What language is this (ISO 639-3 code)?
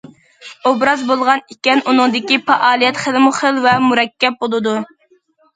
uig